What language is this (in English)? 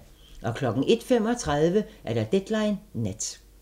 Danish